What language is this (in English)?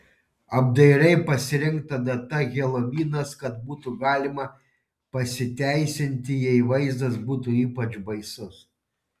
Lithuanian